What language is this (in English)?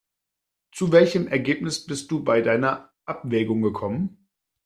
German